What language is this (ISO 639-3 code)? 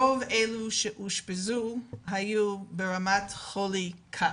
heb